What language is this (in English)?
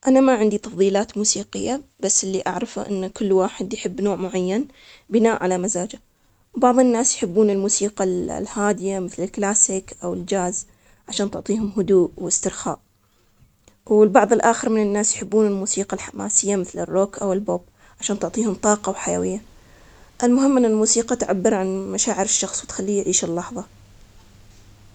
Omani Arabic